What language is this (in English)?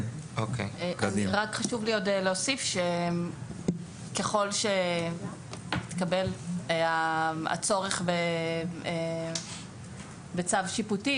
Hebrew